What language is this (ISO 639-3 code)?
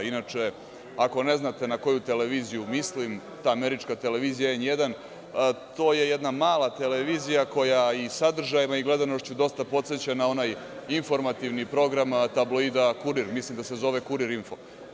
srp